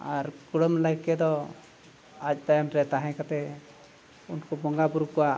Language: Santali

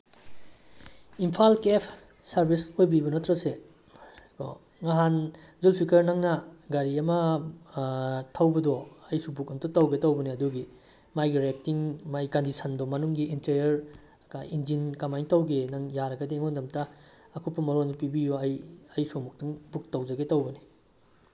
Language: Manipuri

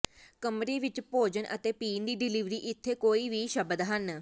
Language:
Punjabi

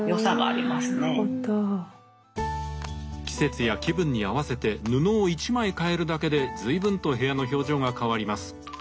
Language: Japanese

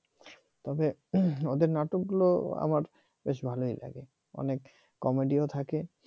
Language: Bangla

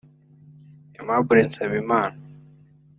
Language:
Kinyarwanda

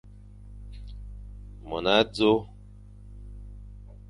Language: Fang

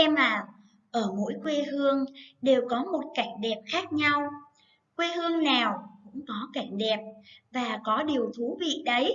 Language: Vietnamese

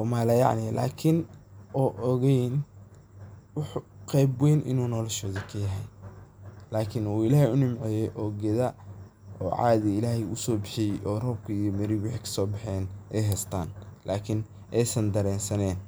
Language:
Somali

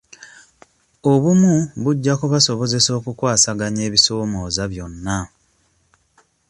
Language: Ganda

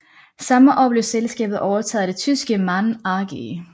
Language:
Danish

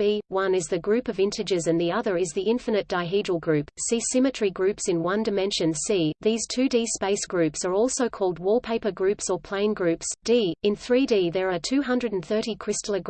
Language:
English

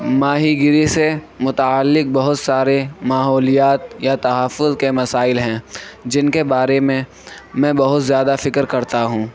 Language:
Urdu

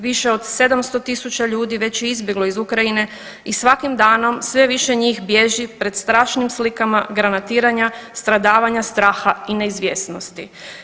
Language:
Croatian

